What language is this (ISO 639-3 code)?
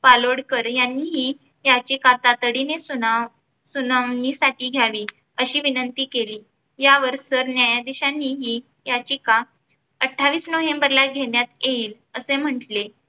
mar